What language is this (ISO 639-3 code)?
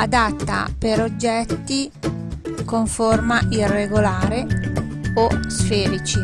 ita